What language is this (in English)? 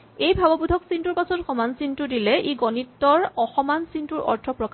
Assamese